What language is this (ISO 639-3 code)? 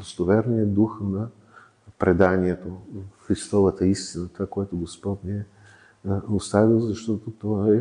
bul